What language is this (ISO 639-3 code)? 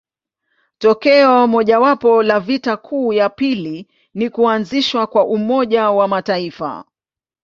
swa